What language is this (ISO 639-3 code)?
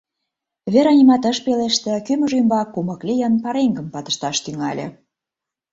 chm